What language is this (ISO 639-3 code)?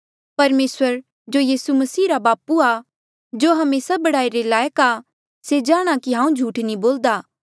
mjl